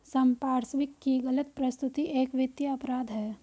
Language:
Hindi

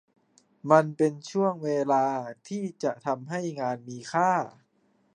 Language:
Thai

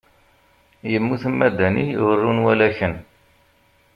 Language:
Kabyle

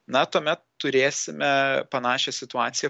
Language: Lithuanian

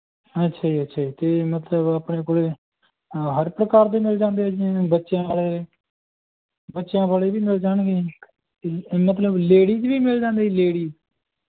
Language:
Punjabi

